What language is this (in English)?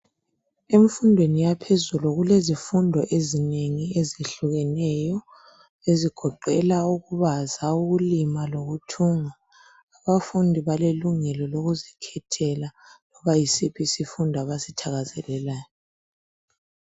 North Ndebele